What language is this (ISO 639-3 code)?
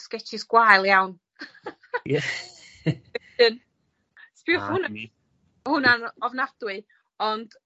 cym